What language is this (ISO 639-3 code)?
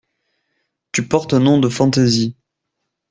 fra